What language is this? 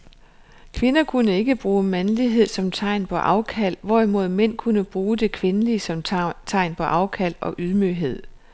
Danish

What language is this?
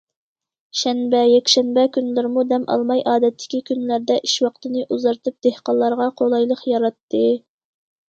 Uyghur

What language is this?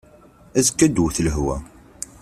Kabyle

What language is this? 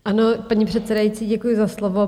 Czech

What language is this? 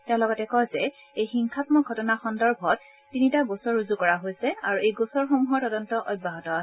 Assamese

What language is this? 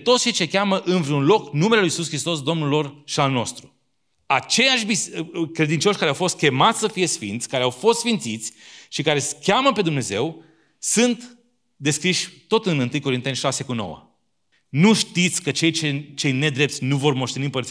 Romanian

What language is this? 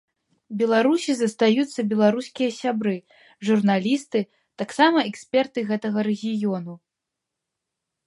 Belarusian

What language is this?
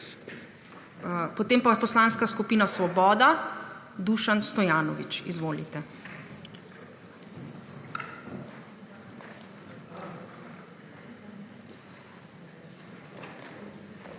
Slovenian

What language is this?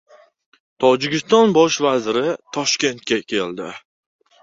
Uzbek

